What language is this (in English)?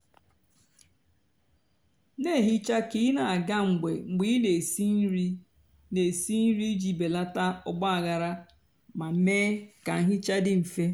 Igbo